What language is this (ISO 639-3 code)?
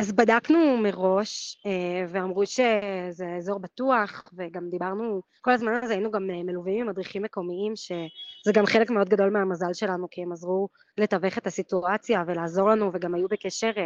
heb